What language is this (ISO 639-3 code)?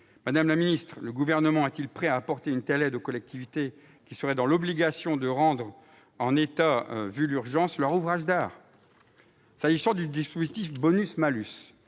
fra